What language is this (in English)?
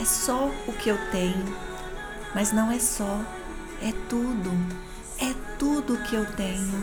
Portuguese